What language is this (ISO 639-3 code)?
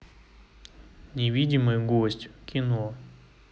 rus